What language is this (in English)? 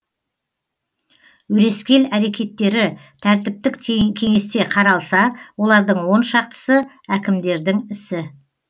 Kazakh